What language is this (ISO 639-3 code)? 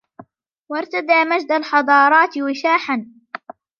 ara